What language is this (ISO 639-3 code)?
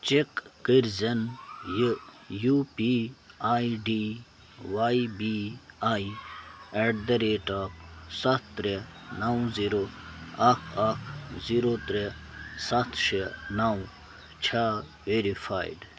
kas